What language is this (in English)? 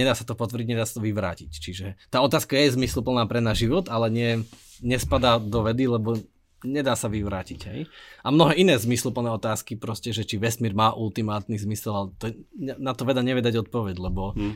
Slovak